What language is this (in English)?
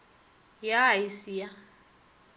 Northern Sotho